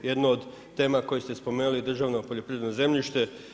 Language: Croatian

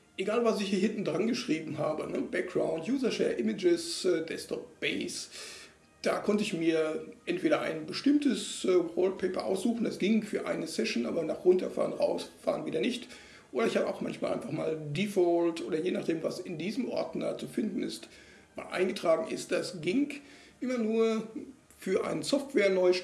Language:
German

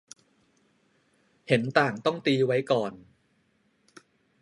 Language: Thai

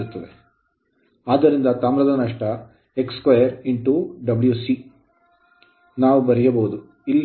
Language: Kannada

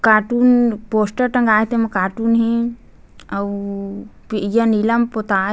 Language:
Chhattisgarhi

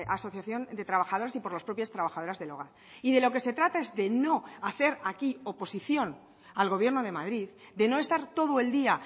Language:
Spanish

